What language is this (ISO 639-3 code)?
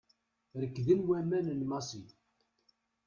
kab